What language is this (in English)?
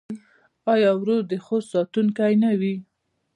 Pashto